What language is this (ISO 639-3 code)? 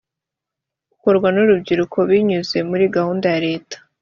kin